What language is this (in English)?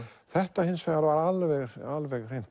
Icelandic